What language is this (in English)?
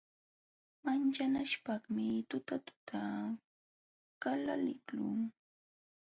Jauja Wanca Quechua